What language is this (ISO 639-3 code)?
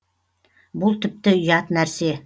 kaz